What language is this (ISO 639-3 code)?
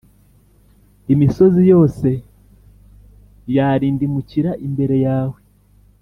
kin